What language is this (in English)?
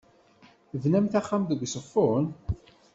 Kabyle